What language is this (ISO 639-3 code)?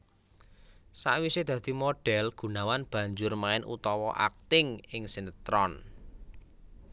jav